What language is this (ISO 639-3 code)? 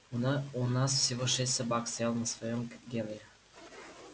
rus